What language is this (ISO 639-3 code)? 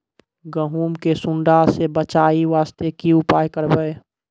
mai